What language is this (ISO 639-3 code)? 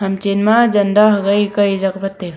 nnp